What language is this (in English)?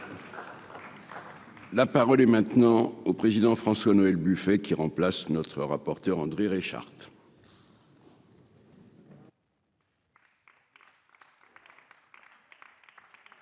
French